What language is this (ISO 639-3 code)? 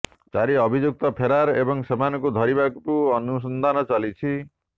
ori